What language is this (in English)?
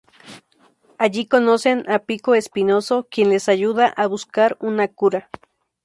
Spanish